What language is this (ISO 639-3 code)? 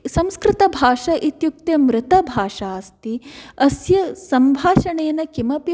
san